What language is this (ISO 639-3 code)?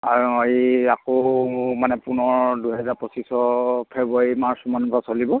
asm